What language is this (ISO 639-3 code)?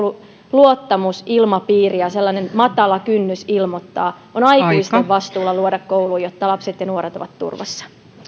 fin